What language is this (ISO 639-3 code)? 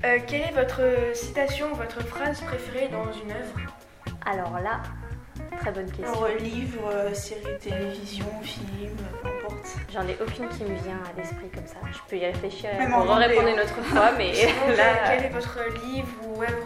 fra